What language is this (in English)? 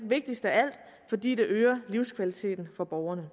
Danish